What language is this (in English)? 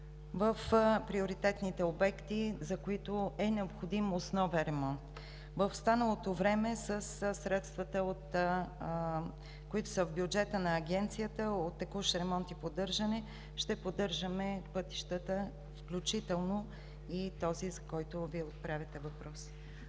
Bulgarian